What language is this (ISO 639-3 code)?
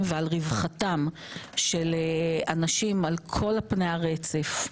heb